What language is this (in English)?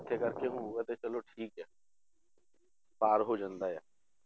Punjabi